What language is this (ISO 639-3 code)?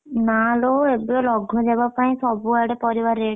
ori